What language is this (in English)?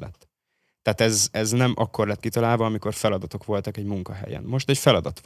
Hungarian